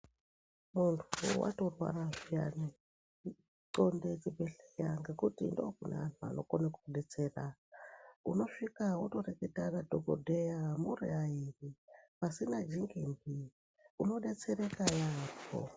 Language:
Ndau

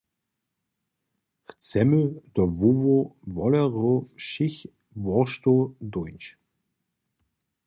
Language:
Upper Sorbian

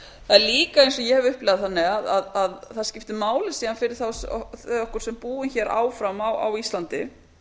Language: Icelandic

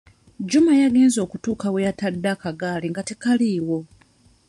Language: Ganda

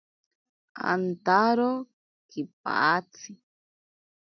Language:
Ashéninka Perené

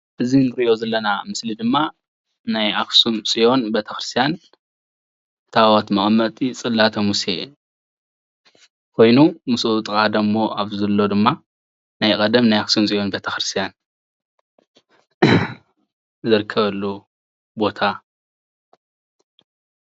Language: Tigrinya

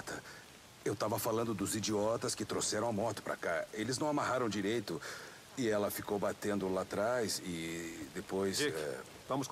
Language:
Portuguese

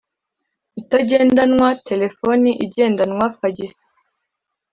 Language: Kinyarwanda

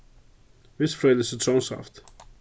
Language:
Faroese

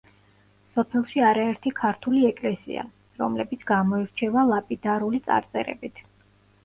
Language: Georgian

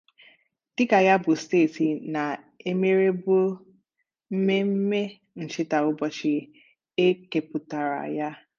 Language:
Igbo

